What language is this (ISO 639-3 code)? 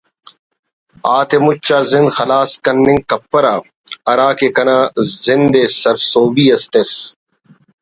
brh